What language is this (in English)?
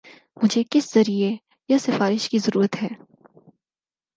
Urdu